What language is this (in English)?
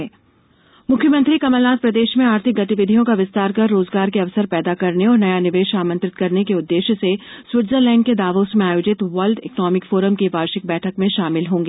Hindi